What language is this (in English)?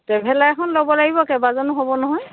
Assamese